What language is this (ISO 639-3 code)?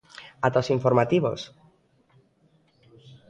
glg